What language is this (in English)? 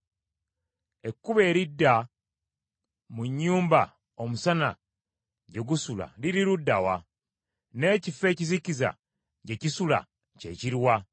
Ganda